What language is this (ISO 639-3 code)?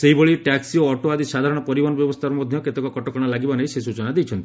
ori